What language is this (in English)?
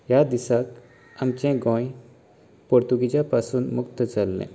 Konkani